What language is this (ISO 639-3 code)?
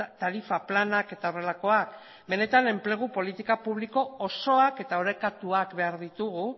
eus